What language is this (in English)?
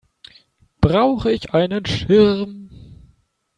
German